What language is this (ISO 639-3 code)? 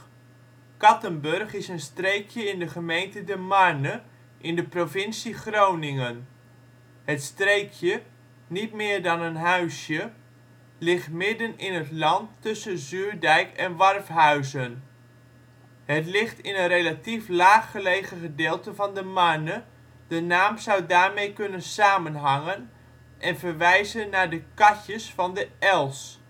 nld